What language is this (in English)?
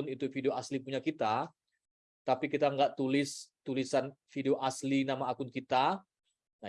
Indonesian